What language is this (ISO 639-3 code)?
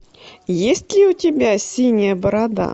rus